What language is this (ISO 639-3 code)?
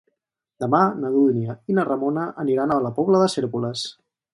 cat